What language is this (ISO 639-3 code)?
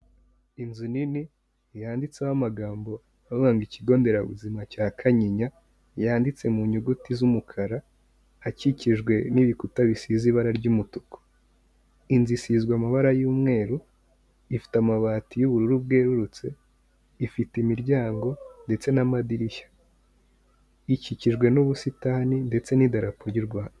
kin